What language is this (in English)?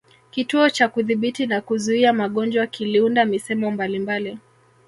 Swahili